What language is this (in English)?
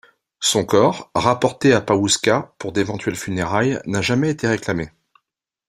French